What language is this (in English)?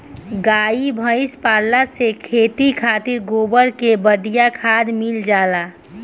Bhojpuri